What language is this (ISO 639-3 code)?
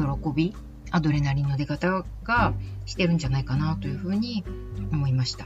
jpn